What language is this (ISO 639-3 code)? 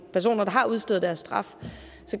dan